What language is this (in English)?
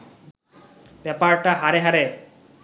Bangla